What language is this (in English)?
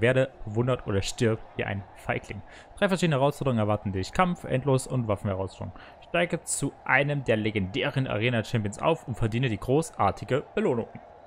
German